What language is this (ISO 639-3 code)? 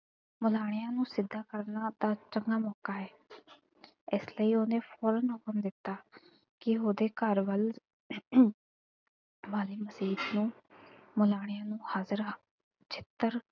pan